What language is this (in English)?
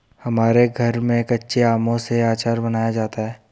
Hindi